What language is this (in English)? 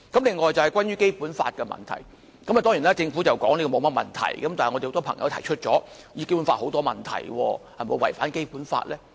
Cantonese